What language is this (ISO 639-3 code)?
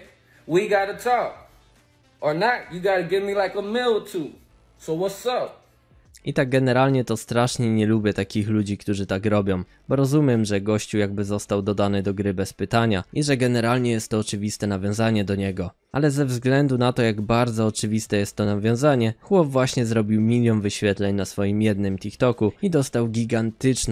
pol